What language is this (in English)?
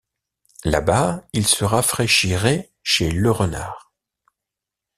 French